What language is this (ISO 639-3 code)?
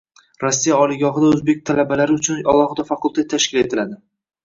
uzb